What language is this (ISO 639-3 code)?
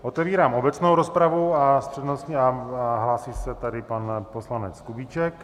ces